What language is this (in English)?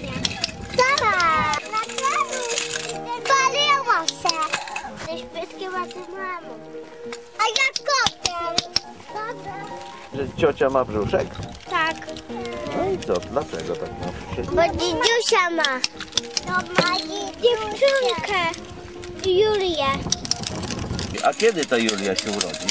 Polish